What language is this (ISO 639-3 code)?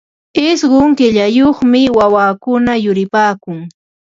qva